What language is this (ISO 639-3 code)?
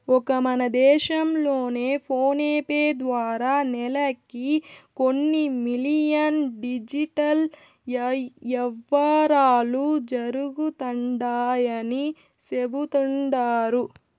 tel